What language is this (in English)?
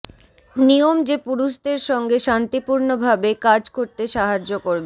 Bangla